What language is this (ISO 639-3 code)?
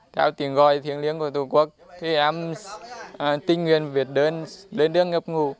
vie